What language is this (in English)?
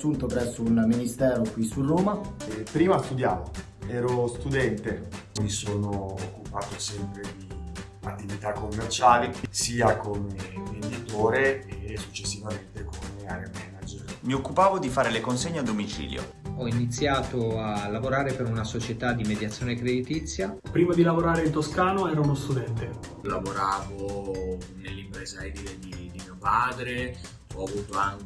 Italian